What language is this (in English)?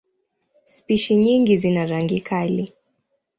Swahili